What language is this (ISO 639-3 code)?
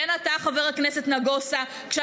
heb